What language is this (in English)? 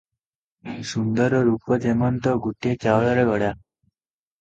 Odia